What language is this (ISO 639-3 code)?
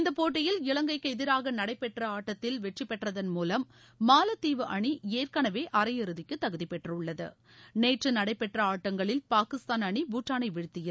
tam